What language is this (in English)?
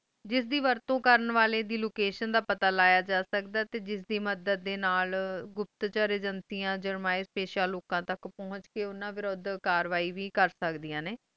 Punjabi